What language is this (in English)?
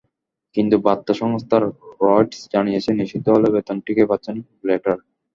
Bangla